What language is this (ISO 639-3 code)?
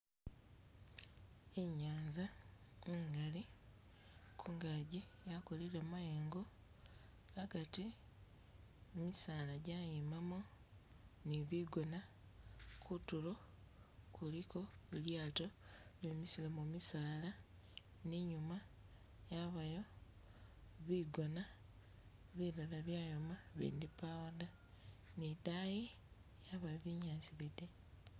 myx